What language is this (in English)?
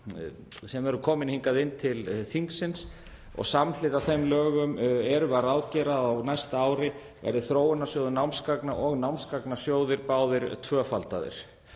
Icelandic